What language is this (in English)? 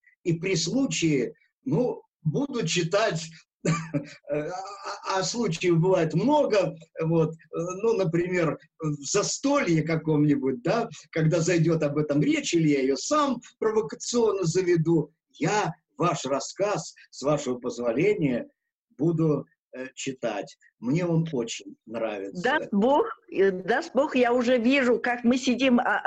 Russian